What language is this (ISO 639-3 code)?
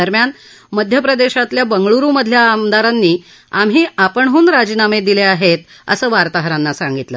mar